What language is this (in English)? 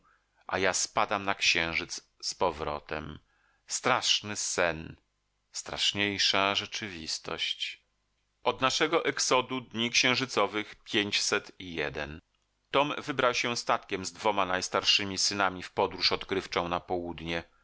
Polish